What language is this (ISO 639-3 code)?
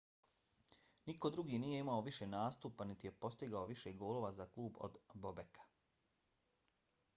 bos